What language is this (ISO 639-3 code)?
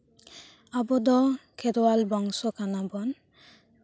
sat